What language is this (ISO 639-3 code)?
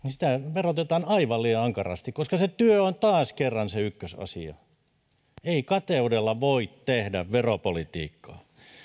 fin